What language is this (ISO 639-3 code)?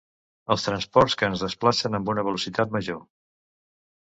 cat